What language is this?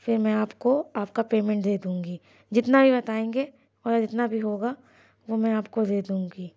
Urdu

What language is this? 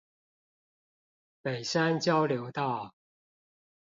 Chinese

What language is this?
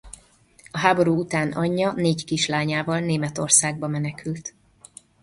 Hungarian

